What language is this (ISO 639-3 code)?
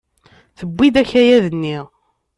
kab